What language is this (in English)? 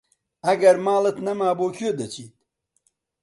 Central Kurdish